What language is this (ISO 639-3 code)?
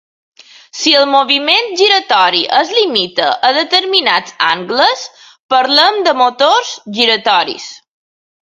cat